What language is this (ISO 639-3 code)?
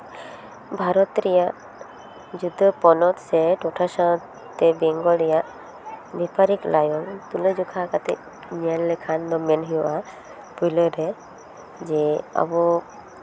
sat